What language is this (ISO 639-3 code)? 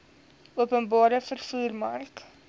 afr